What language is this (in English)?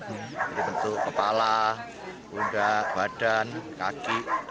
Indonesian